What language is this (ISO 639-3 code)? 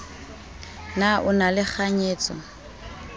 sot